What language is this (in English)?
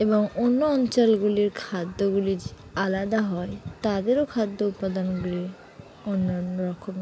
Bangla